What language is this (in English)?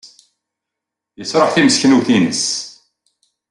Kabyle